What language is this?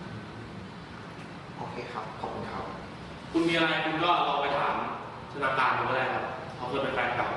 Thai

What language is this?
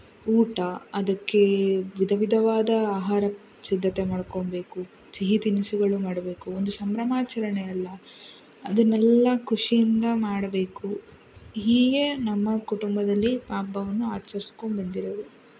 Kannada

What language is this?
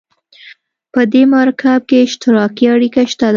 Pashto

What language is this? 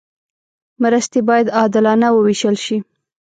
Pashto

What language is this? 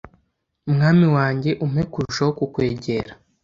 Kinyarwanda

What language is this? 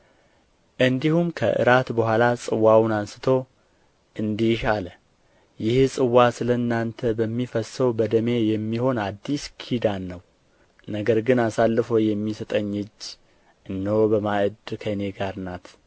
Amharic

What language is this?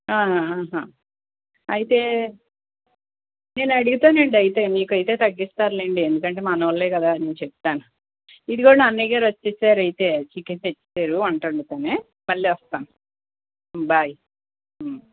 Telugu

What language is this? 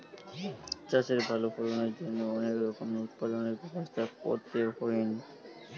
Bangla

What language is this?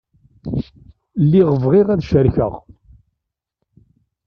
Kabyle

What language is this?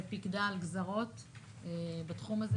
Hebrew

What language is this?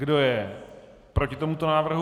Czech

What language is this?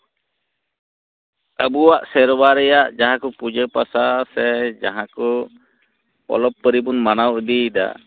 Santali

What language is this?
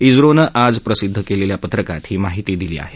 Marathi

